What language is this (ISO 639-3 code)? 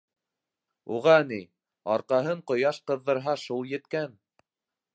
bak